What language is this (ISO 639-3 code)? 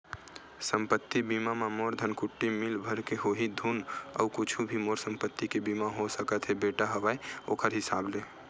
hne